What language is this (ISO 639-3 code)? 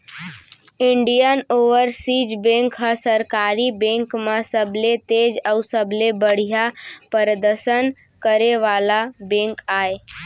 hne